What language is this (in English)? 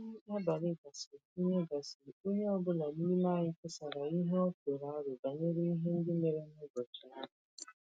Igbo